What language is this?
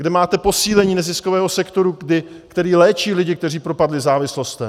Czech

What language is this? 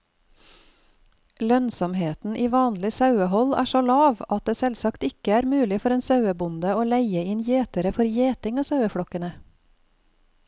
Norwegian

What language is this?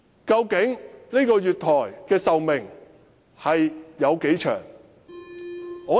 Cantonese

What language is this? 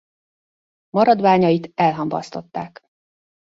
Hungarian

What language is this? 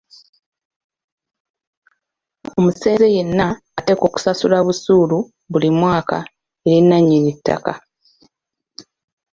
Ganda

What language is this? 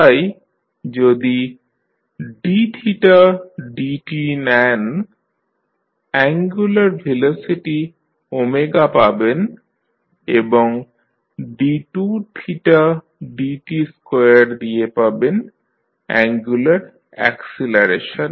Bangla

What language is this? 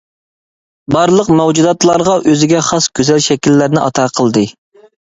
Uyghur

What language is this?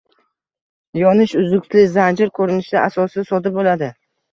Uzbek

